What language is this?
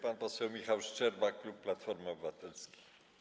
Polish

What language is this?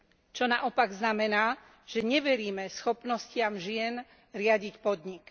Slovak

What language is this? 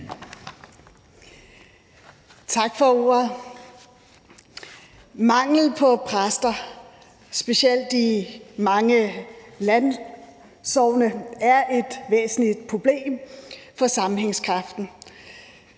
Danish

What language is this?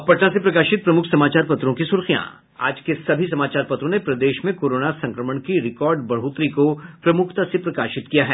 Hindi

